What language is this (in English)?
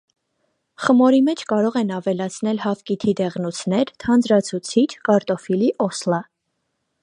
Armenian